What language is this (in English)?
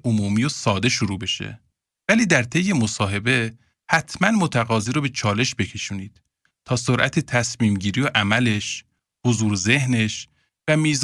Persian